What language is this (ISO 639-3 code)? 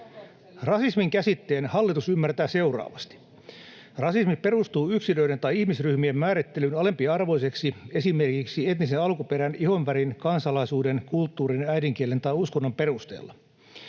fin